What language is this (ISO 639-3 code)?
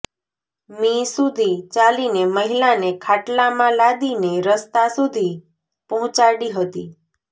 guj